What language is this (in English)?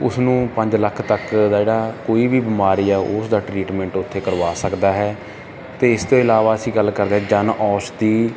Punjabi